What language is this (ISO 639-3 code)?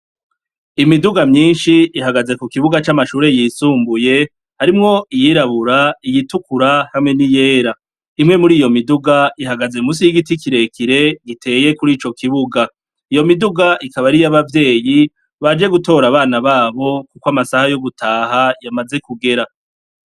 run